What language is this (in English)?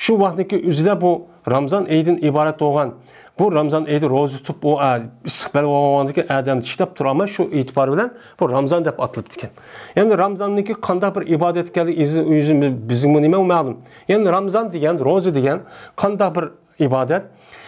Turkish